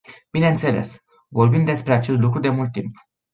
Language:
Romanian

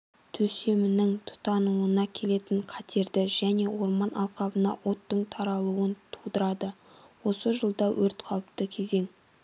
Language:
Kazakh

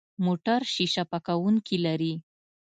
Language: Pashto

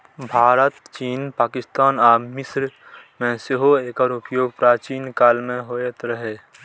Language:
Maithili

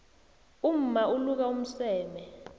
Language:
South Ndebele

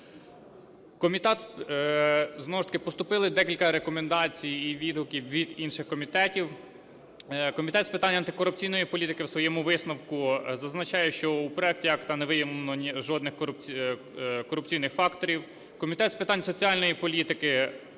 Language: Ukrainian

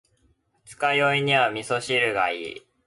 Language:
Japanese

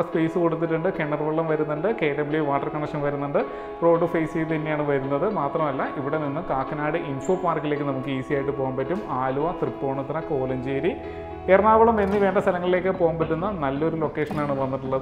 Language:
Malayalam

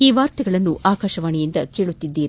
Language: Kannada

